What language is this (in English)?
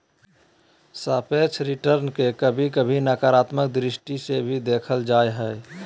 Magahi